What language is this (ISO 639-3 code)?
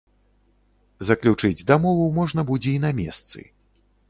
bel